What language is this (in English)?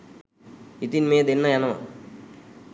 Sinhala